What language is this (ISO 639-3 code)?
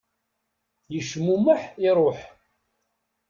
kab